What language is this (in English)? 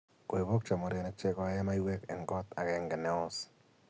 Kalenjin